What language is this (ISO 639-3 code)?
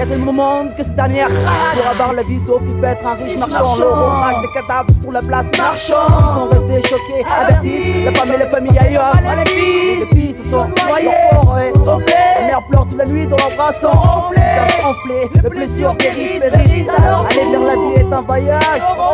fra